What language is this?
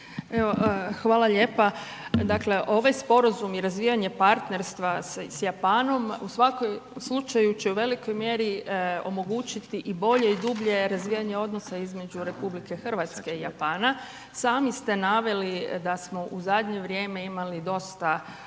Croatian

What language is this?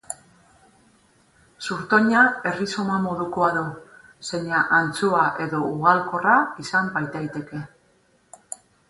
Basque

